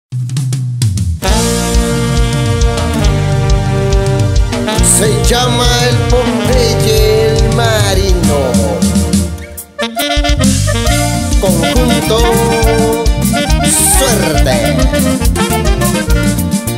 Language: Spanish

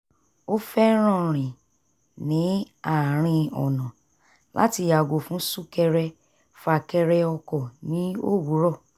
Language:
Yoruba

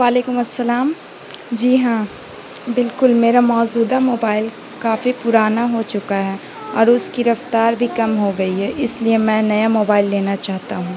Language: Urdu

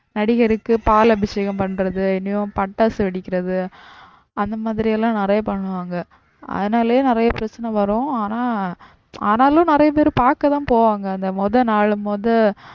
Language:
Tamil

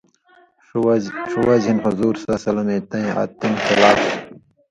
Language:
Indus Kohistani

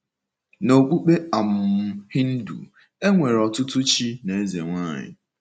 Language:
Igbo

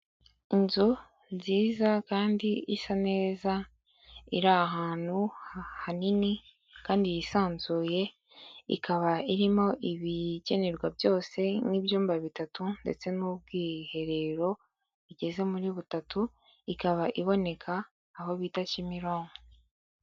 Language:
Kinyarwanda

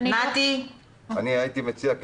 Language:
Hebrew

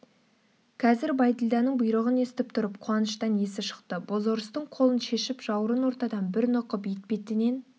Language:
Kazakh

